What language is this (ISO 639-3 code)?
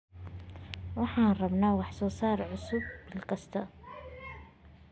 som